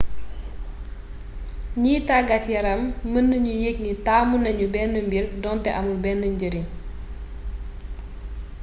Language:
Wolof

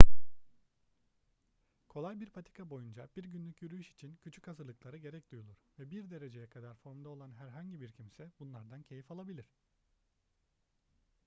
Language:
Turkish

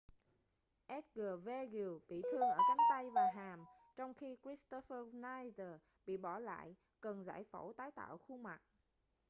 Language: Vietnamese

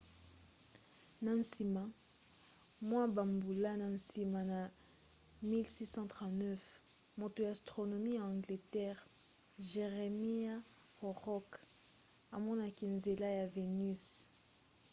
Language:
Lingala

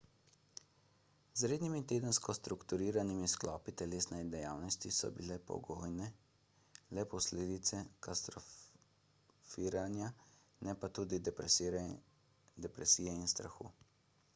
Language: Slovenian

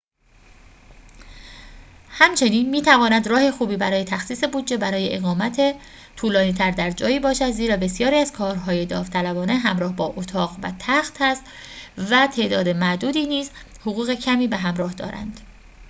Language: Persian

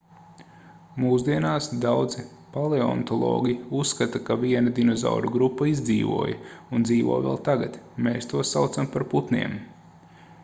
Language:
Latvian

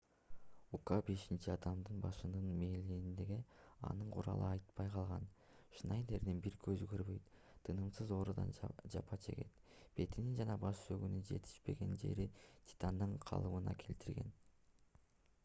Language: Kyrgyz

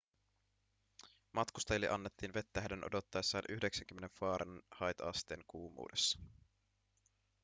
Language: Finnish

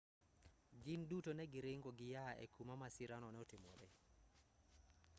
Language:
Luo (Kenya and Tanzania)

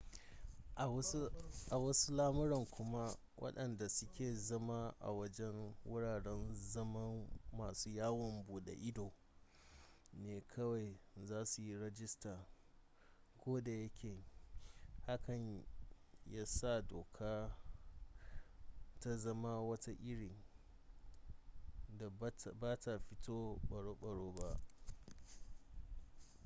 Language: Hausa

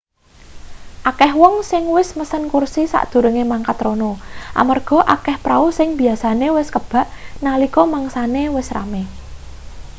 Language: Javanese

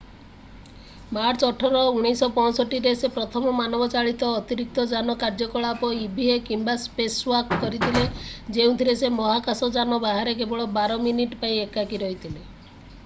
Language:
Odia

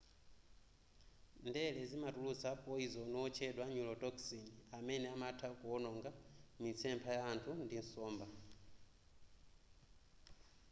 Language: Nyanja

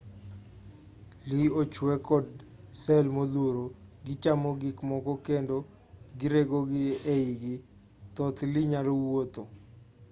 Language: Luo (Kenya and Tanzania)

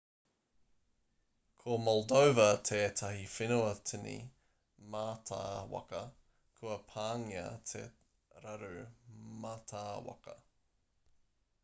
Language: Māori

